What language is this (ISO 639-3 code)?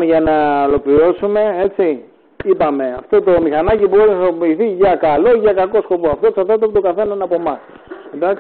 ell